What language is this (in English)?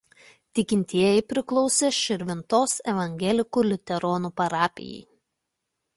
Lithuanian